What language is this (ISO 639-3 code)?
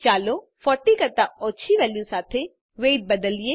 guj